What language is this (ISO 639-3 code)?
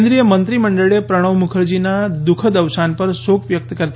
guj